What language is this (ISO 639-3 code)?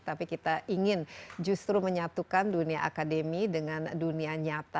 ind